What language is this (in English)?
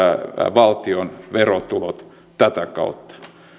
Finnish